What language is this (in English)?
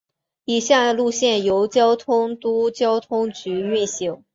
Chinese